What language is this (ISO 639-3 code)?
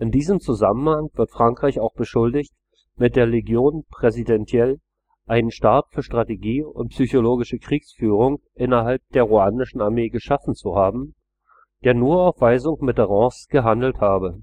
deu